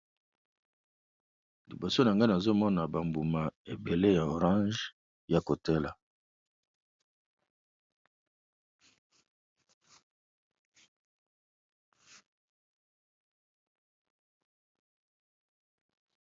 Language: Lingala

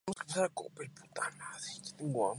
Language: Spanish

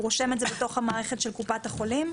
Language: Hebrew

